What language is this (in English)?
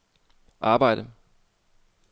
Danish